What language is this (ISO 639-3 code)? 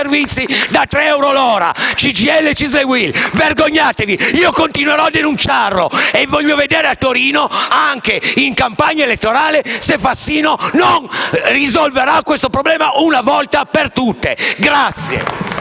ita